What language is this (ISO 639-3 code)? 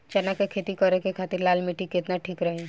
bho